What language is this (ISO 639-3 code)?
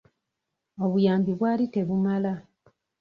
lug